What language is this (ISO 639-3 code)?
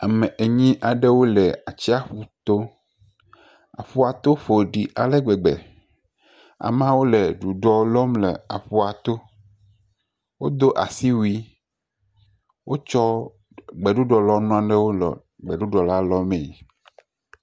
ewe